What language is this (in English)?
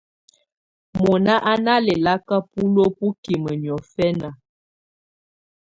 Tunen